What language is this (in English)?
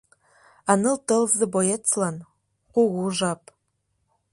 Mari